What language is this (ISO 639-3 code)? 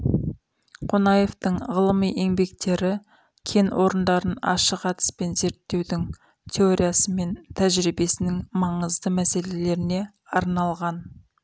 kaz